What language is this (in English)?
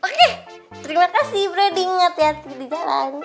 Indonesian